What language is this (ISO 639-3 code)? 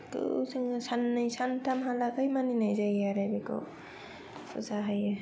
brx